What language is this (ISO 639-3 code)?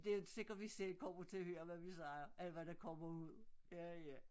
dan